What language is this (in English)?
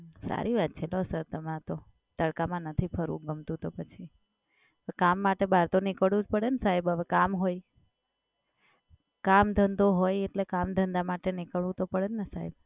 Gujarati